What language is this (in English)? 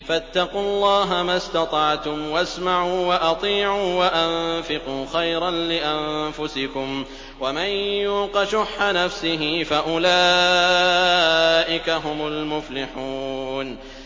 Arabic